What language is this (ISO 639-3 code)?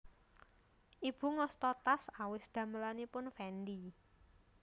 jav